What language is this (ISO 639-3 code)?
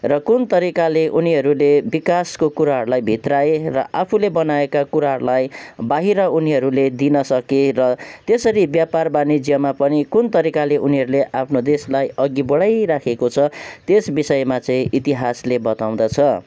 nep